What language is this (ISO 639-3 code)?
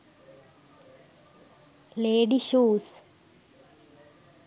sin